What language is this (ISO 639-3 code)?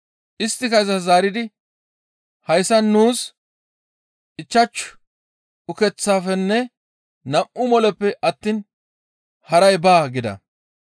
gmv